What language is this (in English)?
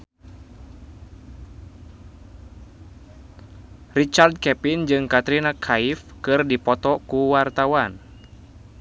Sundanese